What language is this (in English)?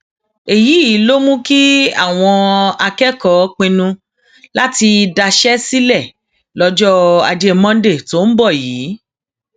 Yoruba